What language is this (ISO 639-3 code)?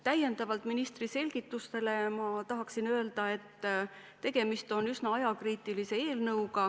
est